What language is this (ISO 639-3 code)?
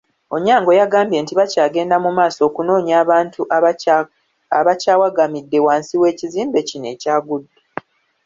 lug